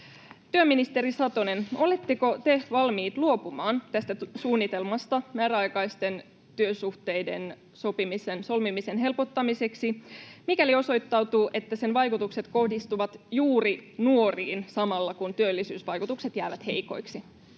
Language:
Finnish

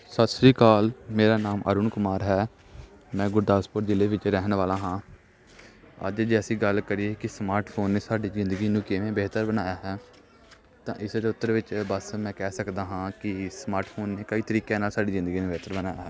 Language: Punjabi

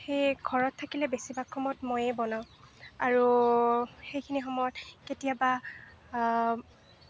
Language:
Assamese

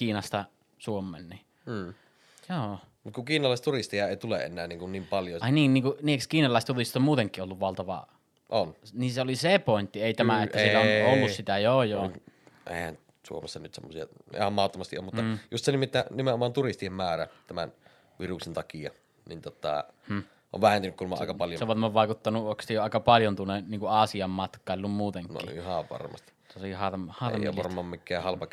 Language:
Finnish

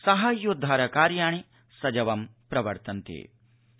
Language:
Sanskrit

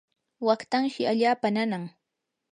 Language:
Yanahuanca Pasco Quechua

